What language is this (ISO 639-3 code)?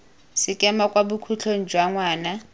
tsn